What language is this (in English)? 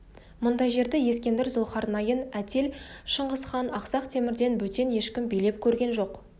Kazakh